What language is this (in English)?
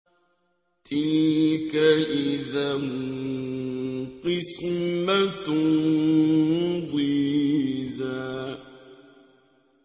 Arabic